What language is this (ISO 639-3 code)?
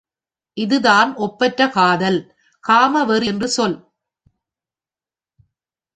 tam